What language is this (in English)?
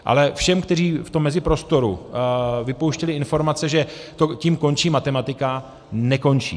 Czech